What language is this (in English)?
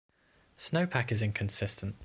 English